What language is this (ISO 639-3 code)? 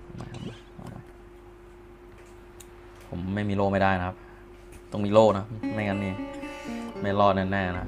tha